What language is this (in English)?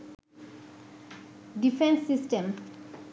Bangla